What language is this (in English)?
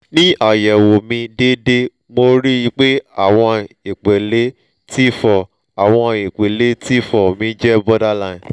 Yoruba